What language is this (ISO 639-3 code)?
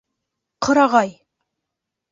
bak